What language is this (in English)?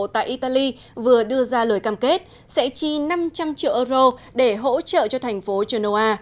Vietnamese